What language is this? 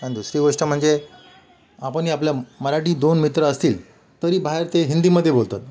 Marathi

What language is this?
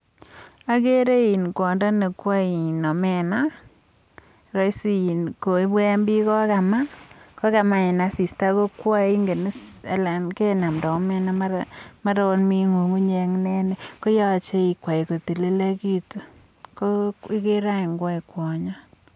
Kalenjin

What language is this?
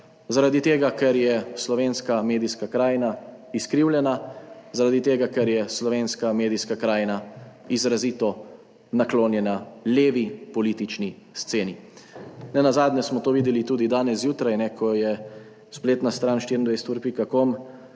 Slovenian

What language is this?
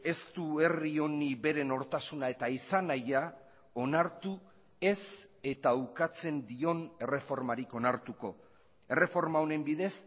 Basque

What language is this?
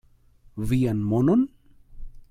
Esperanto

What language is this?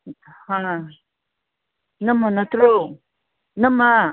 Manipuri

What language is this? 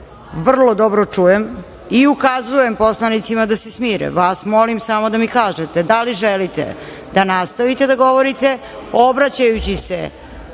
Serbian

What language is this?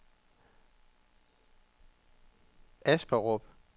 Danish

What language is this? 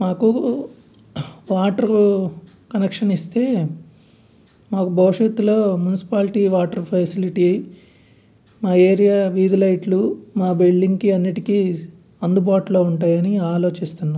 Telugu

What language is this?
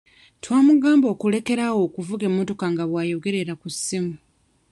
Ganda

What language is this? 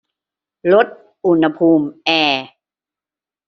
Thai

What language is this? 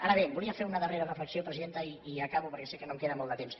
Catalan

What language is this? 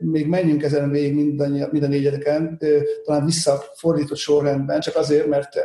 Hungarian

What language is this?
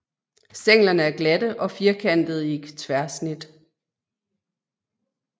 Danish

